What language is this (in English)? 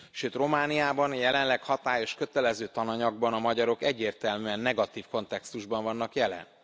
Hungarian